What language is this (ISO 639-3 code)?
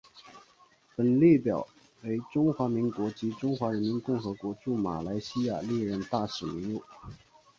zho